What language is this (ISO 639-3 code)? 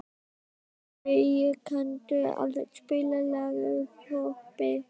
isl